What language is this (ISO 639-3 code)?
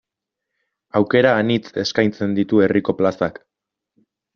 eus